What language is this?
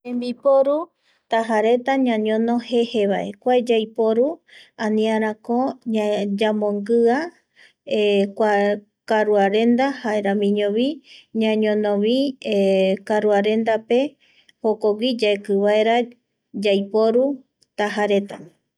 Eastern Bolivian Guaraní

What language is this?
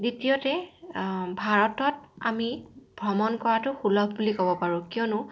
Assamese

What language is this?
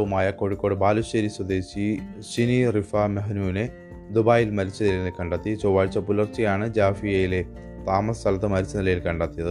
Malayalam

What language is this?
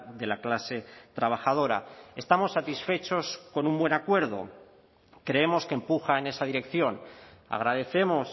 Spanish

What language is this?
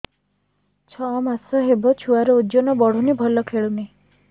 Odia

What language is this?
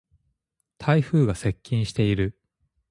Japanese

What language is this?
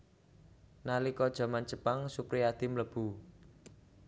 Javanese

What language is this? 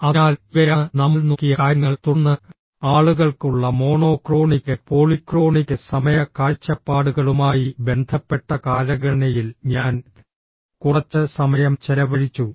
Malayalam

